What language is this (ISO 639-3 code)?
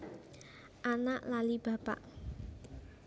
jav